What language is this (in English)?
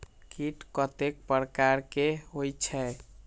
Maithili